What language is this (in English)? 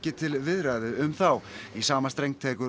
Icelandic